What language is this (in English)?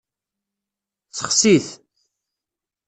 Kabyle